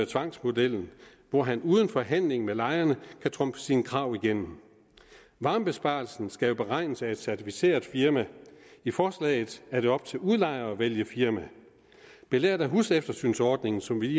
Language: Danish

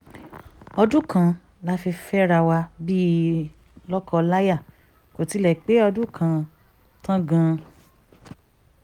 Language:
Yoruba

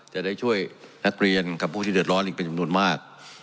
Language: Thai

